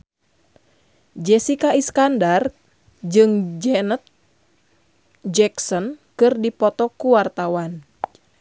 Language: Sundanese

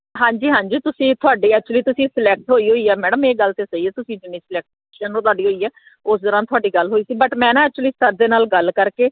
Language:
Punjabi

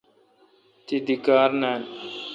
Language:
Kalkoti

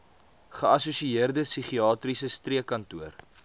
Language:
Afrikaans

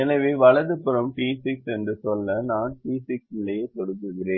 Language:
Tamil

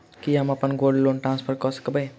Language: Maithili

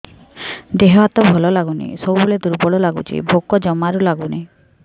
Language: Odia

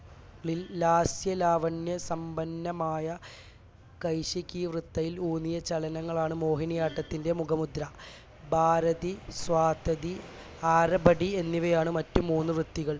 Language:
Malayalam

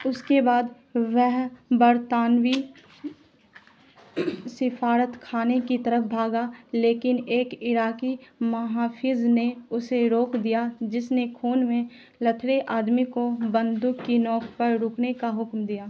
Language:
Urdu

